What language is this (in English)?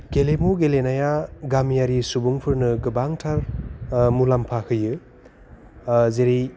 Bodo